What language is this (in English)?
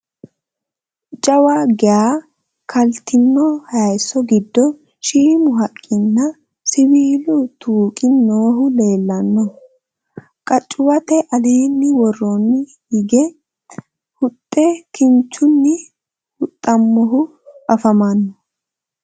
Sidamo